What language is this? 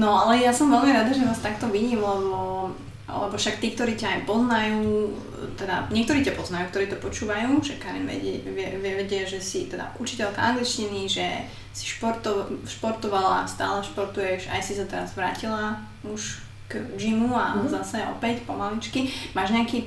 Slovak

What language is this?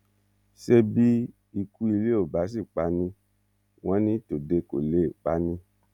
Yoruba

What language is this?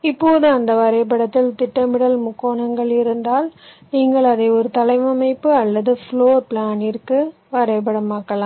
Tamil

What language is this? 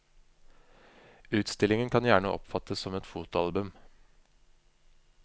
Norwegian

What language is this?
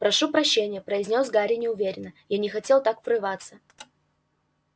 Russian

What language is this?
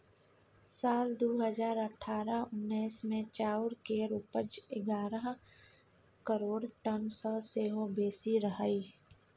Maithili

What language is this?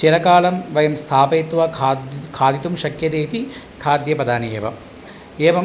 Sanskrit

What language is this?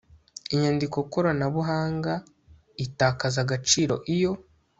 Kinyarwanda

